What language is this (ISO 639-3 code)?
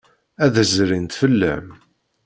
kab